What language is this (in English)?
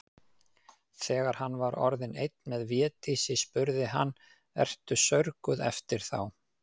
Icelandic